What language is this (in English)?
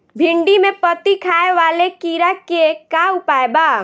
Bhojpuri